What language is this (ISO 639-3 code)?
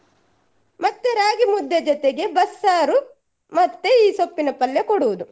kan